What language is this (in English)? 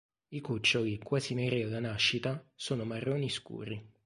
Italian